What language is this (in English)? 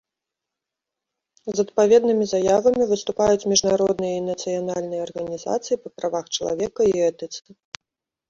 Belarusian